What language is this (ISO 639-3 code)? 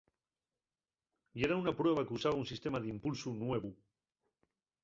ast